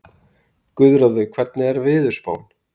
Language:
Icelandic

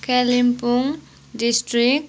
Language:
Nepali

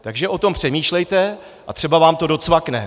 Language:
Czech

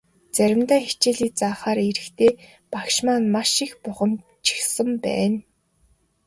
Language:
Mongolian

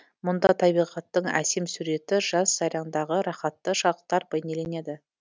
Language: Kazakh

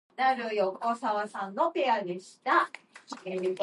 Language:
English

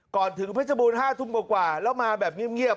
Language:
Thai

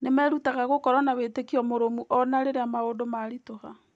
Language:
Kikuyu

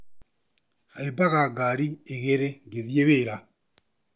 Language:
Kikuyu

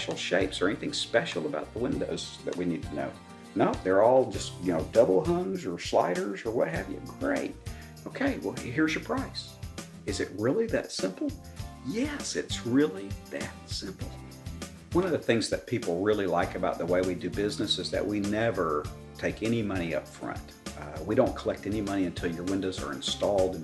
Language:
English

